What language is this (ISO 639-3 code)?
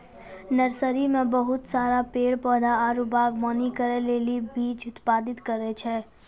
mai